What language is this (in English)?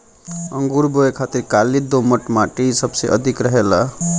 Bhojpuri